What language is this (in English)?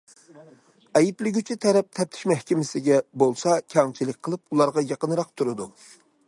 Uyghur